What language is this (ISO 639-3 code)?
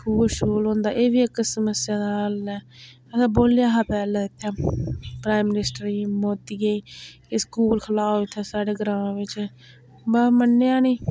doi